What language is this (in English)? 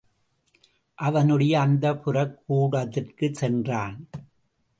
Tamil